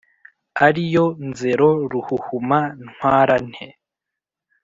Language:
Kinyarwanda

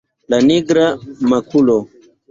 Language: Esperanto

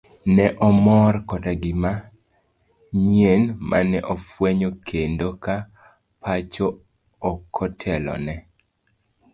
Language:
Luo (Kenya and Tanzania)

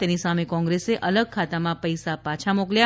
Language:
Gujarati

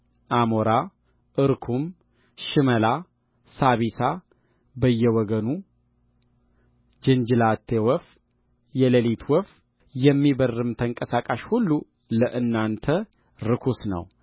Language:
Amharic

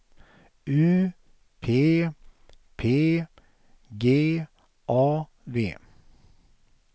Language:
Swedish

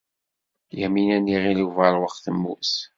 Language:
Kabyle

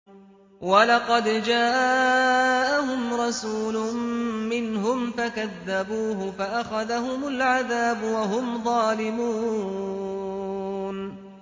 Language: Arabic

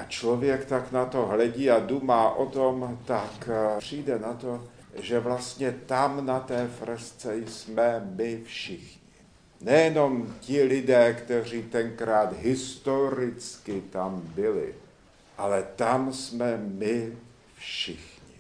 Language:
Czech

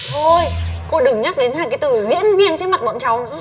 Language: Vietnamese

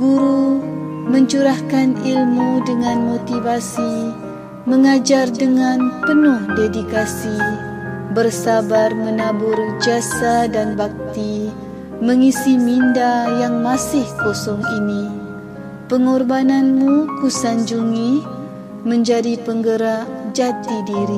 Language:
Malay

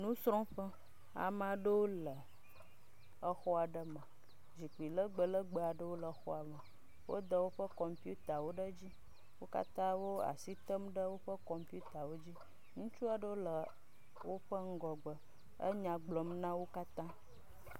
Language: Ewe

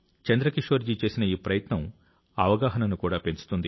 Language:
Telugu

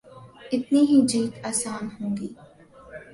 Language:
Urdu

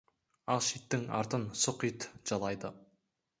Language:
Kazakh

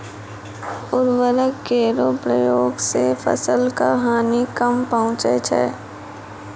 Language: Maithili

